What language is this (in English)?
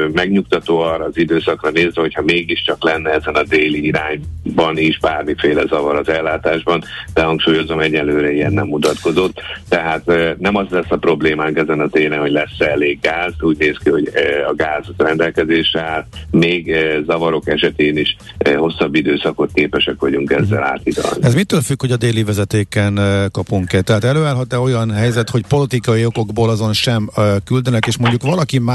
Hungarian